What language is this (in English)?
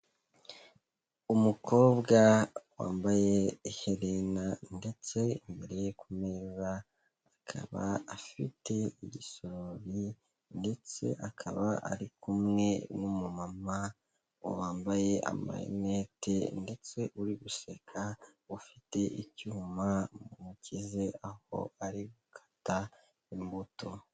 Kinyarwanda